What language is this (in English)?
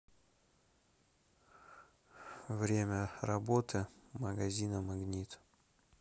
Russian